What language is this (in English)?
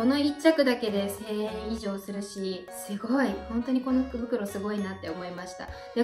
Japanese